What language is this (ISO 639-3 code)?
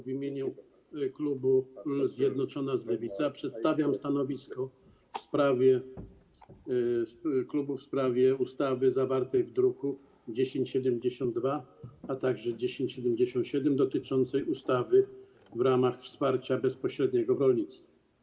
pol